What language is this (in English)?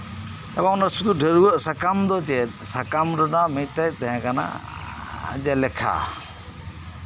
Santali